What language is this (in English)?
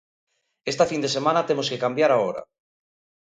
Galician